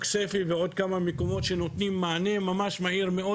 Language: Hebrew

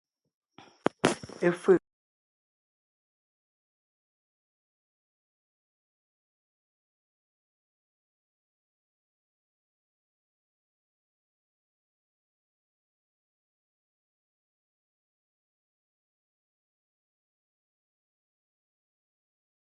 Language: Ngiemboon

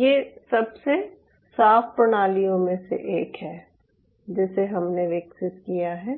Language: Hindi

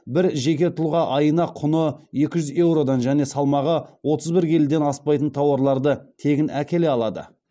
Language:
Kazakh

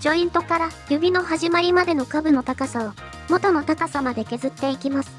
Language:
Japanese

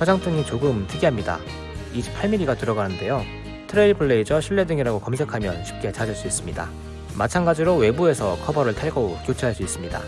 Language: Korean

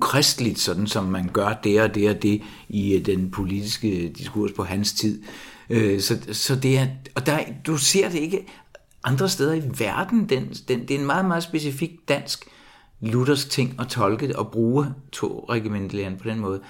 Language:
Danish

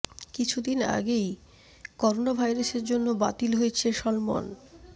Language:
Bangla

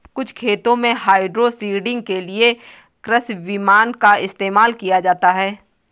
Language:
Hindi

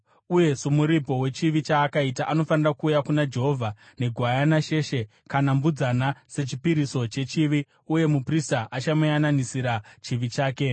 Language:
Shona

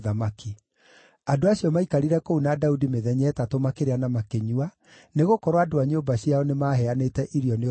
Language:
Kikuyu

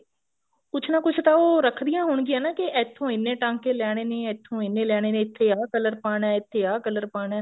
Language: Punjabi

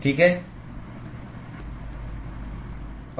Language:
Hindi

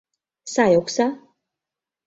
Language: Mari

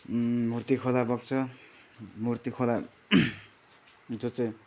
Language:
Nepali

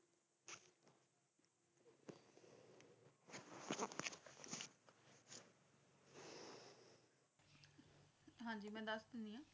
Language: Punjabi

